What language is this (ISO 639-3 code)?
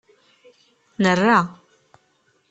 kab